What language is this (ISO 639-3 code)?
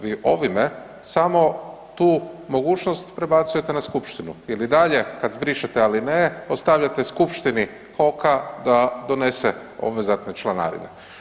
hrv